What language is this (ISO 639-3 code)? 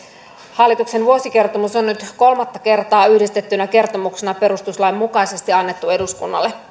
fin